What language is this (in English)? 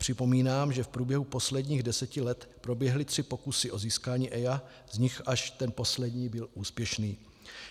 Czech